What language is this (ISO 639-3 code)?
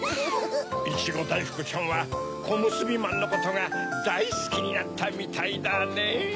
jpn